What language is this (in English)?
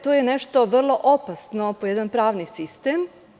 Serbian